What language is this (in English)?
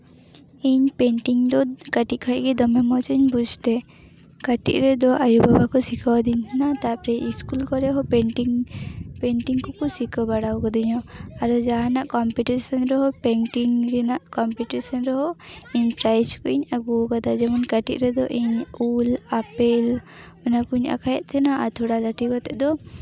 Santali